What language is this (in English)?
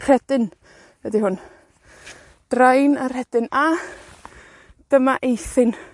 Welsh